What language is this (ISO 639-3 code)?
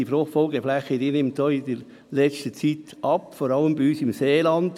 gsw